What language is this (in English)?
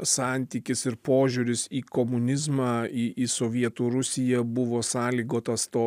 Lithuanian